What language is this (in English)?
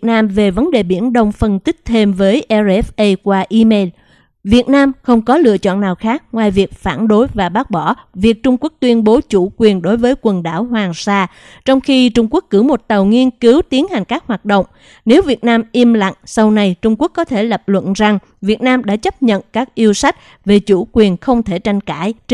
Vietnamese